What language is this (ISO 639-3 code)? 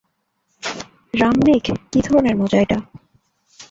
ben